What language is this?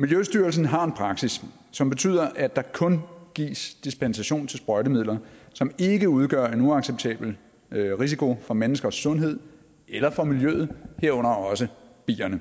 Danish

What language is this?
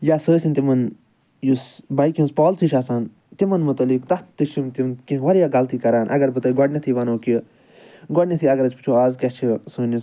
Kashmiri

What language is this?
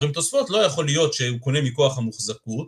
Hebrew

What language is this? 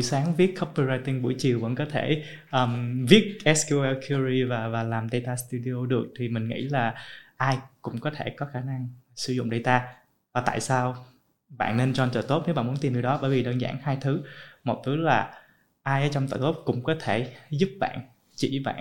Vietnamese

